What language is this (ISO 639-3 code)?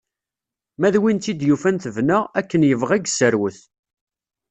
kab